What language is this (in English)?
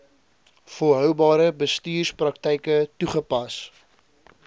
Afrikaans